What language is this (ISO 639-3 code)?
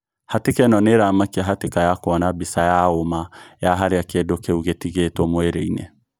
kik